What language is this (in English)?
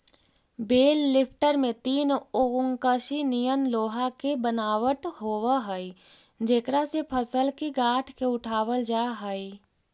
Magahi